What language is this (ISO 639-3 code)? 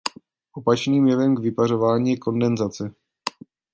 ces